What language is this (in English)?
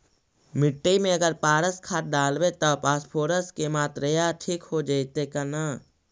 Magahi